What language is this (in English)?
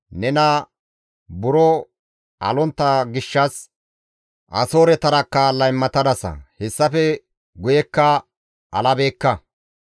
Gamo